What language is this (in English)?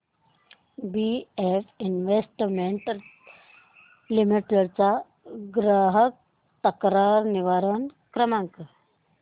Marathi